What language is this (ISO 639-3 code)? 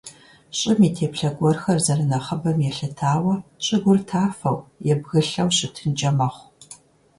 kbd